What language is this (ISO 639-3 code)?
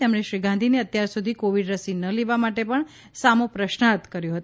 guj